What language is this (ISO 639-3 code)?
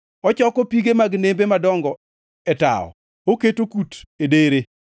luo